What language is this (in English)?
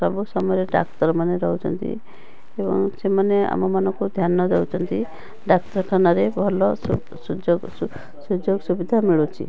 Odia